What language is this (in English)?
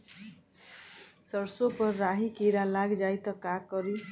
Bhojpuri